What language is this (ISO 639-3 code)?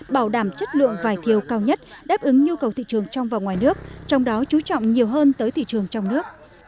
vie